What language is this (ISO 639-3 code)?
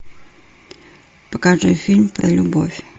rus